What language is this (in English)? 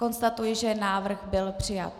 Czech